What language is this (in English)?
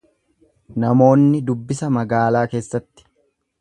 Oromo